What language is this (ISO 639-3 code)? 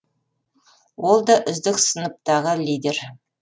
kaz